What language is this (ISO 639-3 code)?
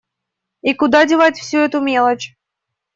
rus